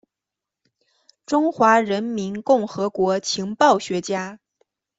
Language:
Chinese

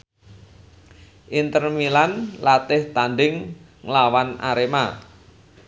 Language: Javanese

